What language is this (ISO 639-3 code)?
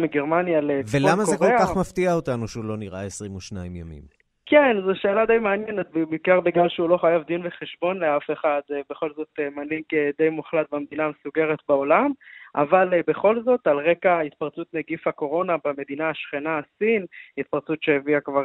heb